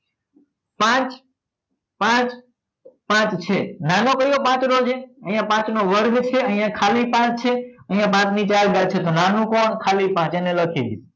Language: Gujarati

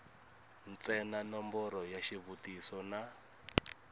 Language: Tsonga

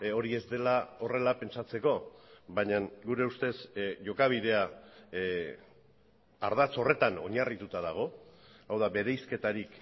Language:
Basque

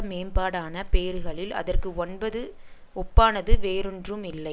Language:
Tamil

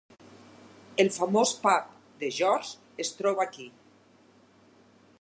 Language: Catalan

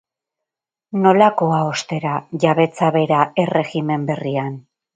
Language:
Basque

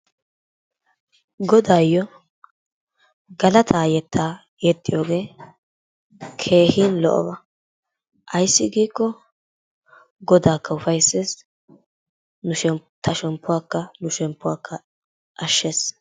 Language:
Wolaytta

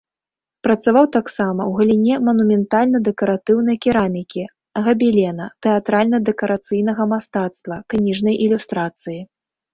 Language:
Belarusian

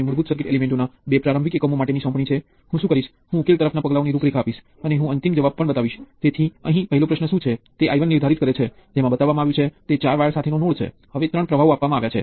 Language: Gujarati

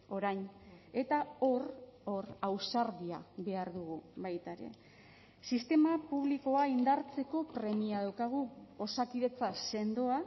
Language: Basque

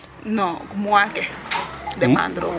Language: Serer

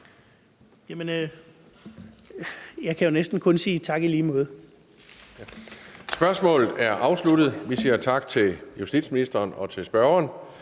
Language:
Danish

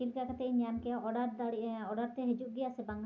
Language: Santali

